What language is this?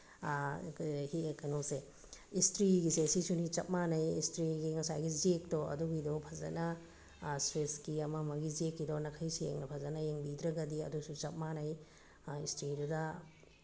Manipuri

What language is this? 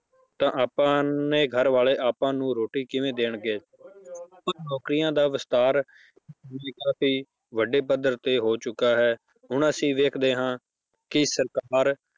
Punjabi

